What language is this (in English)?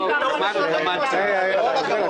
Hebrew